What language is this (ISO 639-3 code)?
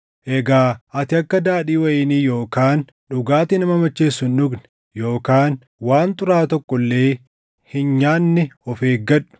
orm